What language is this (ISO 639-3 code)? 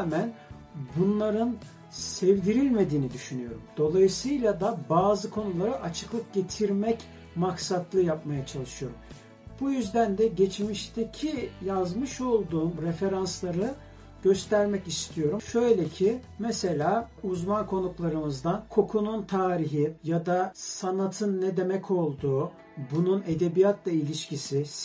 tur